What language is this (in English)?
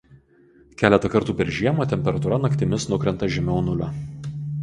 Lithuanian